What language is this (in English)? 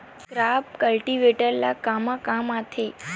Chhattisgarhi